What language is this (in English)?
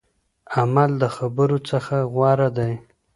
Pashto